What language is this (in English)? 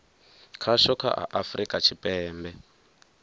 Venda